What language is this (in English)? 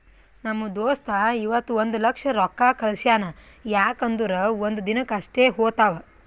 Kannada